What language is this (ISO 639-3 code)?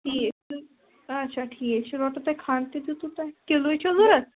kas